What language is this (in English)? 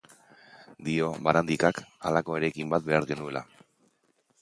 Basque